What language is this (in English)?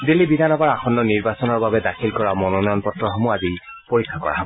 Assamese